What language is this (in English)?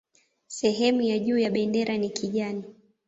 Swahili